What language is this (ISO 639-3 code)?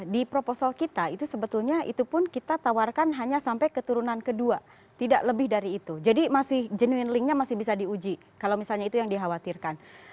ind